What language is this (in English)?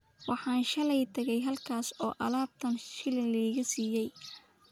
Somali